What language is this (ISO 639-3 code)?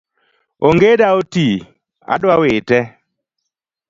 luo